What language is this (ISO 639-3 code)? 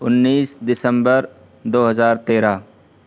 urd